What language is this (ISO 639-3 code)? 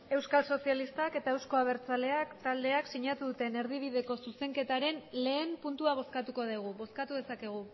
eus